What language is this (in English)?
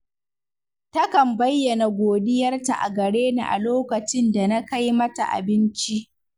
Hausa